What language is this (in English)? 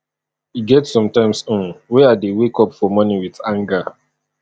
Nigerian Pidgin